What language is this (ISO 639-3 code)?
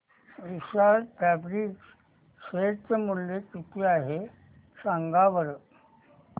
mar